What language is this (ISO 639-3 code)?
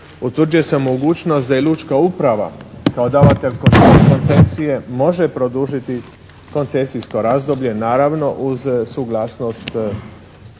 hrv